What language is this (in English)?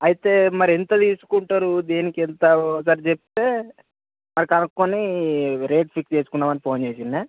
Telugu